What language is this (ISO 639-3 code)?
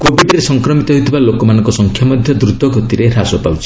ori